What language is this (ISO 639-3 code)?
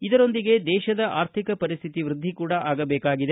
kan